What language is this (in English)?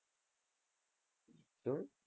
Gujarati